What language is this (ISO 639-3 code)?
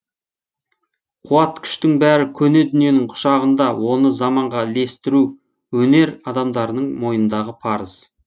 kaz